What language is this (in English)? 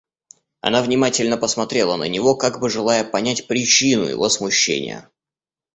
Russian